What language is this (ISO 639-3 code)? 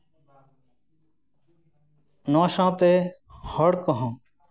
sat